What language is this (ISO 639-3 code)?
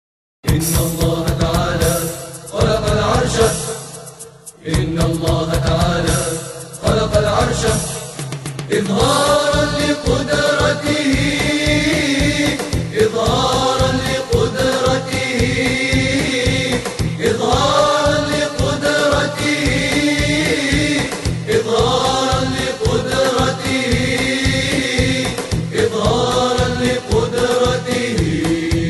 ara